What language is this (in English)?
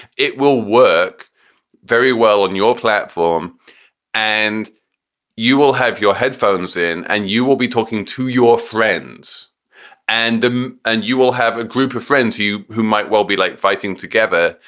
English